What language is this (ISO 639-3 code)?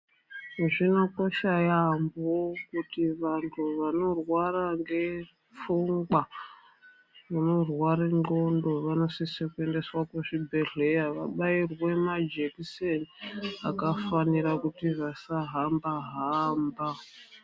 ndc